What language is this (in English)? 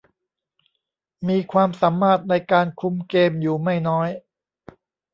Thai